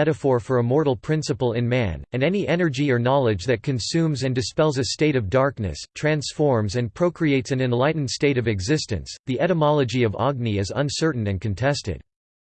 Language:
English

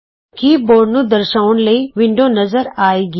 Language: Punjabi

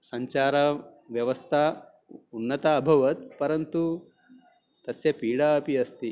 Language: Sanskrit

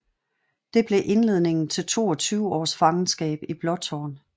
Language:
Danish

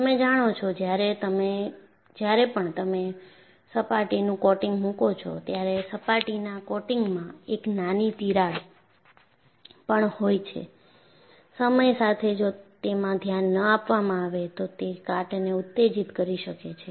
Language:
Gujarati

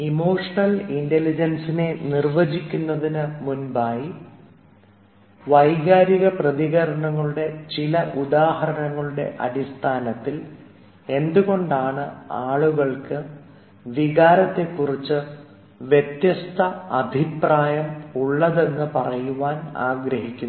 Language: Malayalam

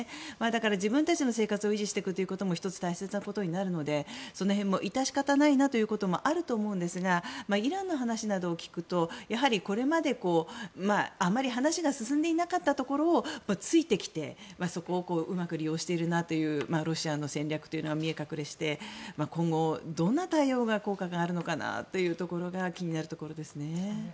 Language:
Japanese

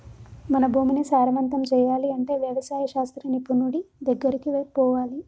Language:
Telugu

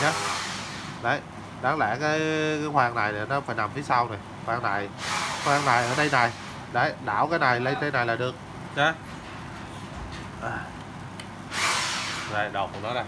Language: Vietnamese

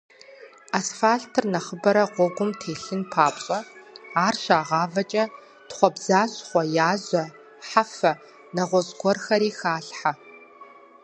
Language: Kabardian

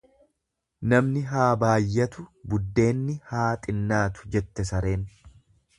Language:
Oromo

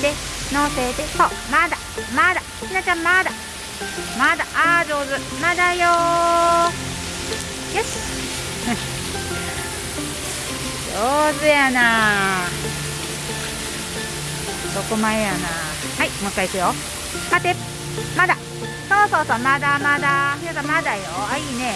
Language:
Japanese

